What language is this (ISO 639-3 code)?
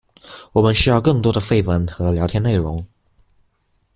zho